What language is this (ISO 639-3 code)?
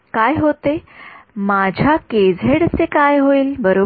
mar